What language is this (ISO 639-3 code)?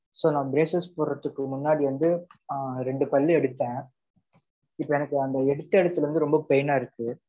tam